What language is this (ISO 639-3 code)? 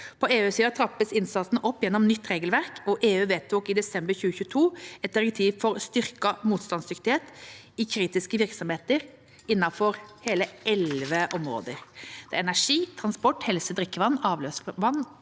nor